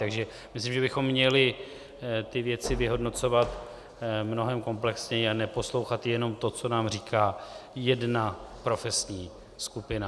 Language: Czech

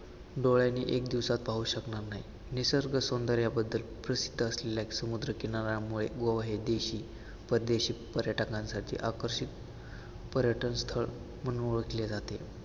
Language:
Marathi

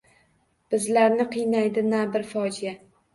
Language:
Uzbek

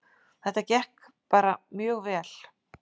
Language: Icelandic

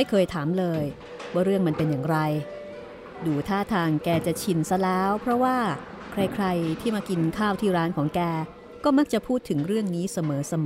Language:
Thai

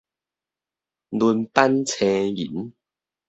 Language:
Min Nan Chinese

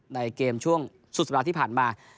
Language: Thai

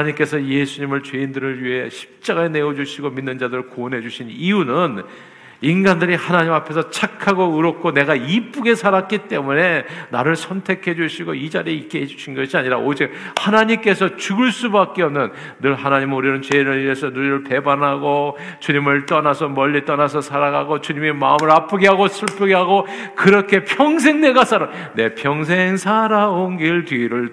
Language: Korean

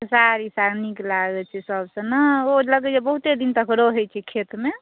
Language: Maithili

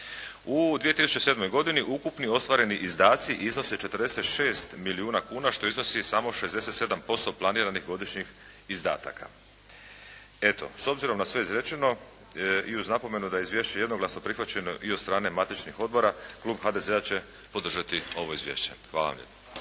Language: Croatian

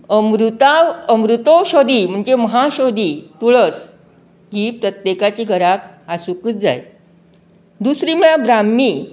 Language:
Konkani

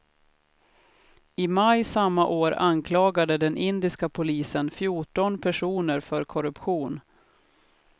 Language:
Swedish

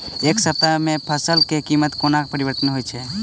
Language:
Maithili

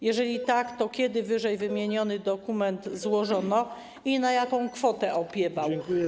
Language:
Polish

